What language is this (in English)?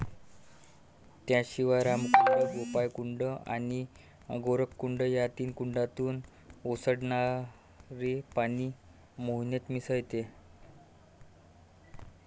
Marathi